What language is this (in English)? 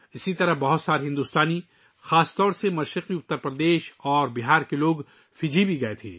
Urdu